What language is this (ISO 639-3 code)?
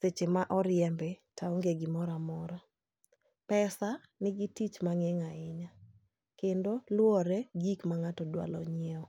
luo